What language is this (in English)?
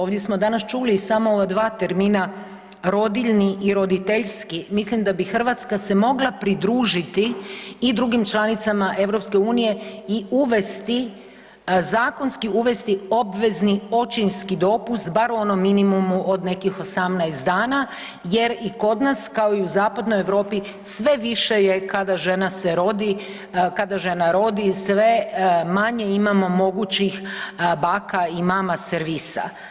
Croatian